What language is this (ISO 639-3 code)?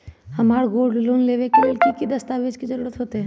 mag